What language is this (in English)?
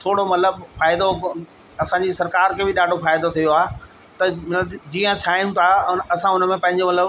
Sindhi